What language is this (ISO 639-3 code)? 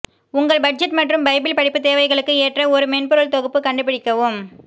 tam